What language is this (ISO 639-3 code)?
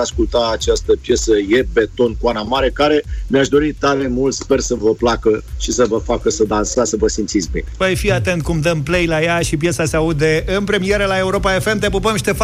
ron